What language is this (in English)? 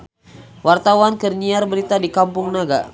Sundanese